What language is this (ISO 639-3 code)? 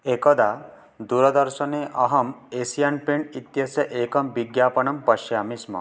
san